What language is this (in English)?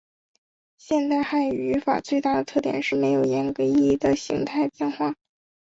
Chinese